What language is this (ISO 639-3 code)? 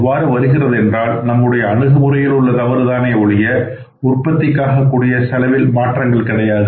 tam